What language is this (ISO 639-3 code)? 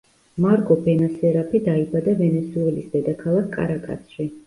kat